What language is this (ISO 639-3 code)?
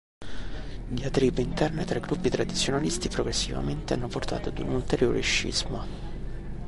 ita